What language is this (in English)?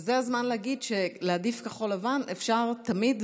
Hebrew